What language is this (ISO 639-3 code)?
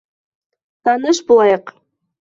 bak